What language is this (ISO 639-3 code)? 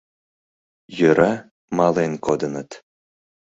chm